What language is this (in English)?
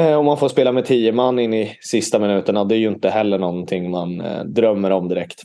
Swedish